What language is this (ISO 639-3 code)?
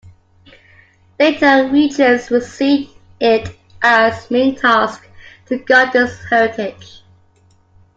eng